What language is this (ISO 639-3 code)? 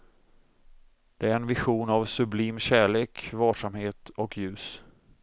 swe